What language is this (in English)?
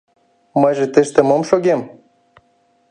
Mari